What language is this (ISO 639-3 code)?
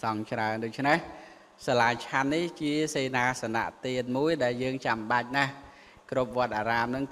vie